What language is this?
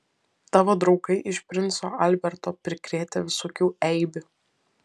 Lithuanian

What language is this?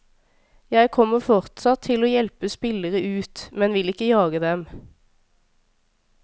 Norwegian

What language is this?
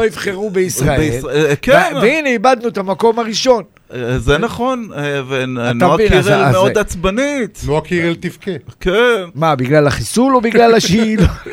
Hebrew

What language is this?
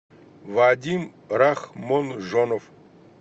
Russian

